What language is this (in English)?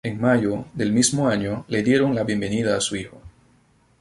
Spanish